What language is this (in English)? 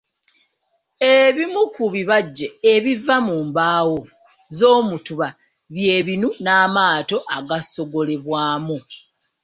Ganda